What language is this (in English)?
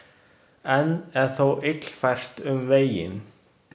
Icelandic